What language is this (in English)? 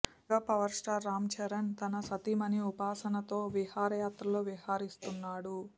Telugu